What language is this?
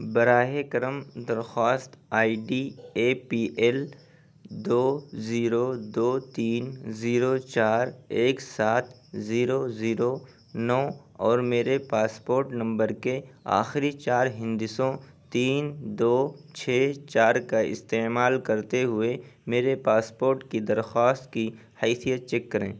Urdu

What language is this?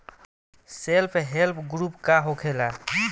Bhojpuri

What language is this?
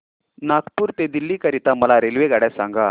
Marathi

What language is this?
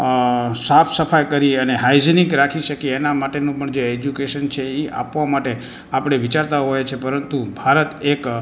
Gujarati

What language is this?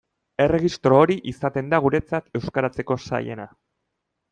Basque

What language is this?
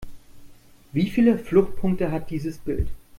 German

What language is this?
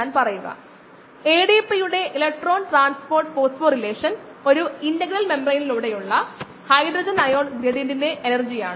Malayalam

